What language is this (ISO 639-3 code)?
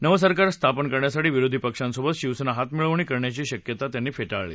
mar